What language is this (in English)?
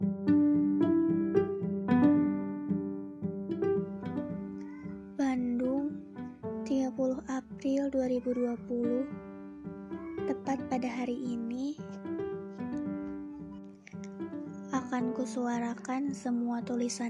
Indonesian